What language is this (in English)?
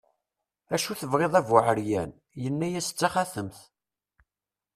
Kabyle